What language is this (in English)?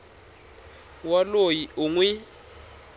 Tsonga